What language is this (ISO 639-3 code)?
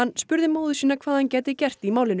isl